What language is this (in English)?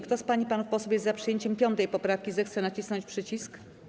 Polish